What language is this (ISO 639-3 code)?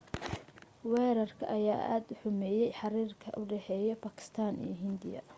som